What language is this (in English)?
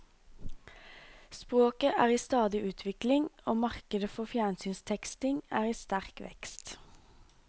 Norwegian